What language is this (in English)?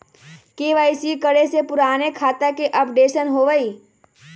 Magahi